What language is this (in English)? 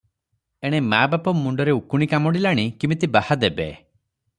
Odia